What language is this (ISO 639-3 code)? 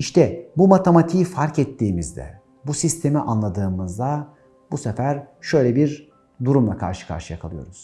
tur